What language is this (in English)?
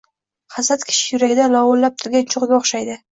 Uzbek